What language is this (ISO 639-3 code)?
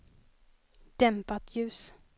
swe